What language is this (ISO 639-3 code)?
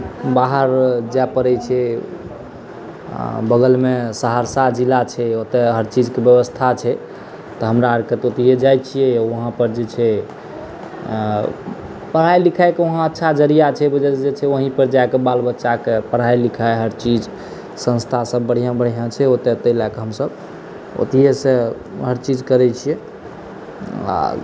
mai